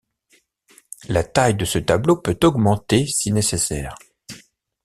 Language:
French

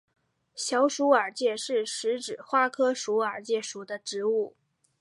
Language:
Chinese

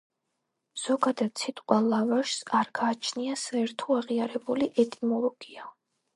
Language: Georgian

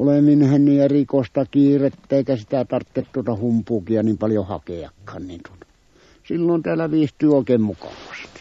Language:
Finnish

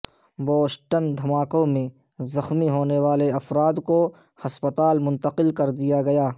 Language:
Urdu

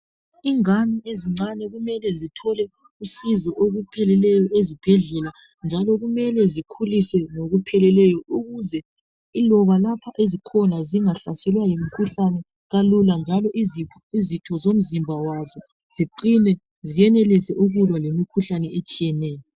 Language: North Ndebele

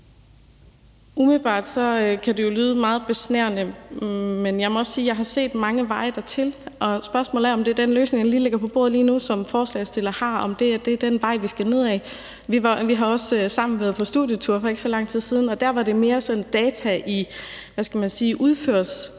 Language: Danish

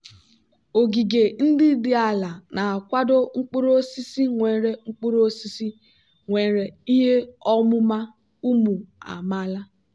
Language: Igbo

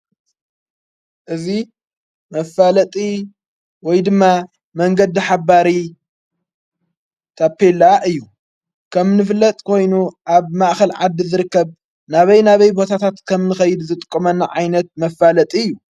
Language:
Tigrinya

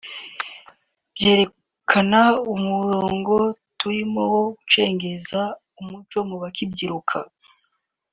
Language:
Kinyarwanda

